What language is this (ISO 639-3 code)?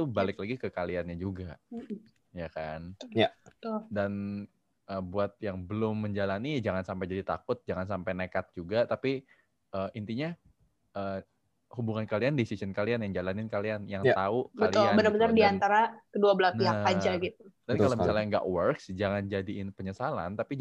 ind